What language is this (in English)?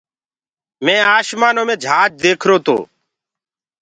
Gurgula